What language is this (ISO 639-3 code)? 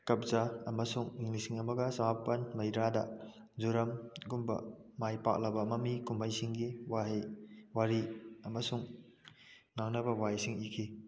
mni